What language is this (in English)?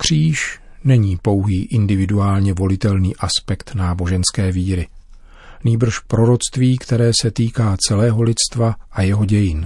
Czech